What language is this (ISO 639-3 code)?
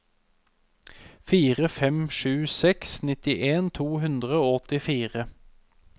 nor